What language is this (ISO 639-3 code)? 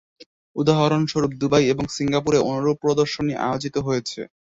ben